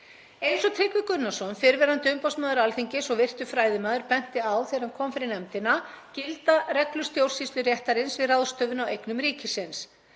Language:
Icelandic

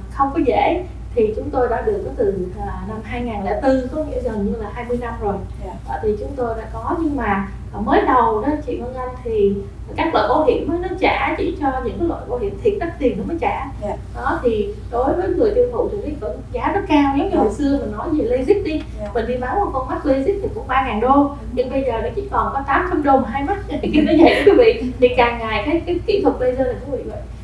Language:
Vietnamese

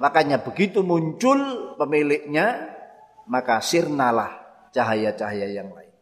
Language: Indonesian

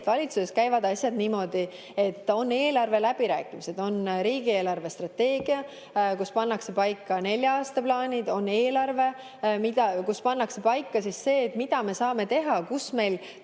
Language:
Estonian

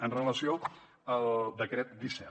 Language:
Catalan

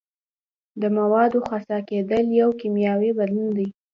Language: Pashto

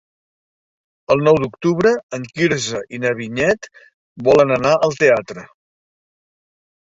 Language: Catalan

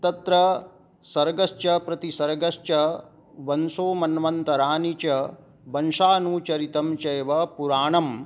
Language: Sanskrit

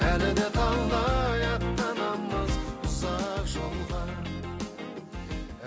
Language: Kazakh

